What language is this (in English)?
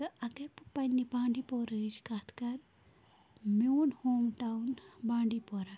Kashmiri